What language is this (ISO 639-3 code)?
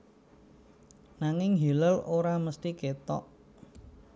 jav